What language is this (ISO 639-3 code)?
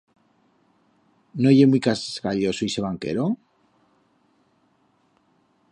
arg